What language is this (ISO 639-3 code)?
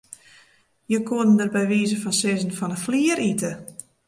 fry